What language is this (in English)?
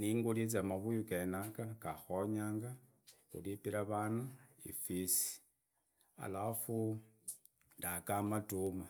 Idakho-Isukha-Tiriki